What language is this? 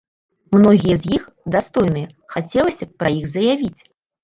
Belarusian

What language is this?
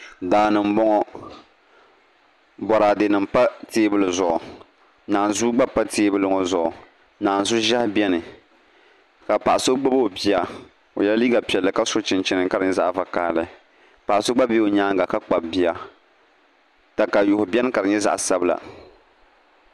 Dagbani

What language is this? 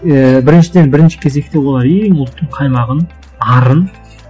Kazakh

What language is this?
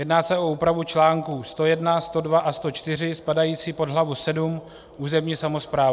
Czech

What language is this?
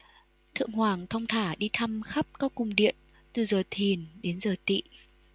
Vietnamese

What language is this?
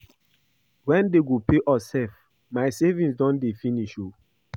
Nigerian Pidgin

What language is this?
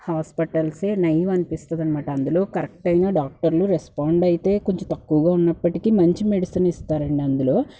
Telugu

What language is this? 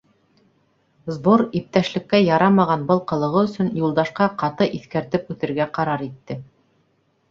Bashkir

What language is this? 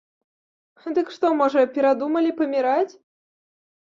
Belarusian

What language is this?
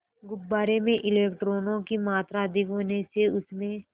Hindi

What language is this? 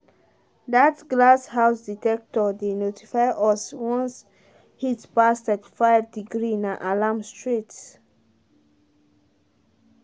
Nigerian Pidgin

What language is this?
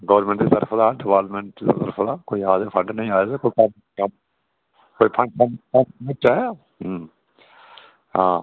Dogri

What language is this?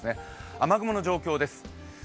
Japanese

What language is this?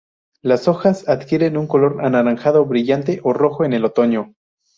Spanish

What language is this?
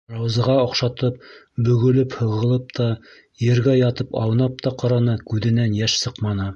Bashkir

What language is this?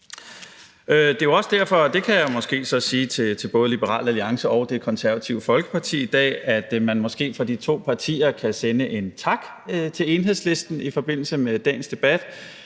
Danish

